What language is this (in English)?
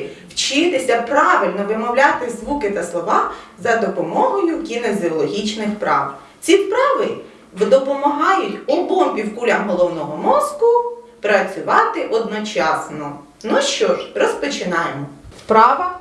Ukrainian